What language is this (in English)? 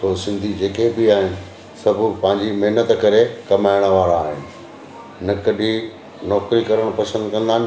Sindhi